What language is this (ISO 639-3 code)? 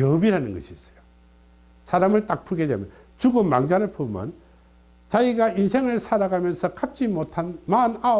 kor